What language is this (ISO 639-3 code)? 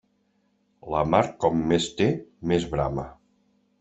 cat